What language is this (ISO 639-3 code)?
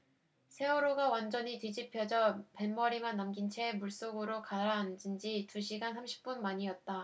kor